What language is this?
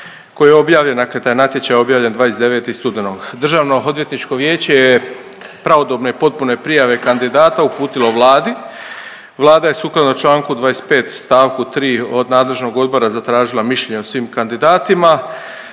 Croatian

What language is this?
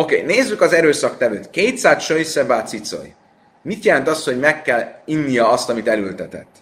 Hungarian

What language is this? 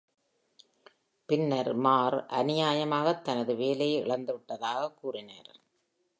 Tamil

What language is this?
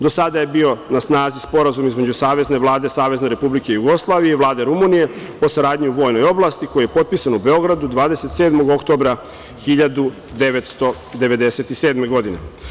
Serbian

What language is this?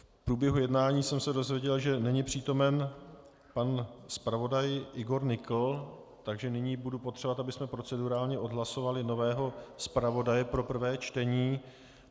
Czech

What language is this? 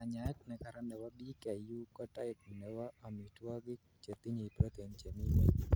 Kalenjin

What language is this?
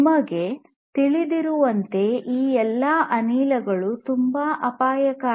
Kannada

